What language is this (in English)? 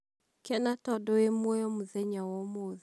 Kikuyu